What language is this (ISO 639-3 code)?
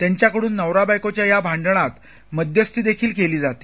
mar